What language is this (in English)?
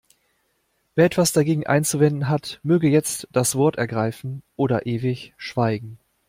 German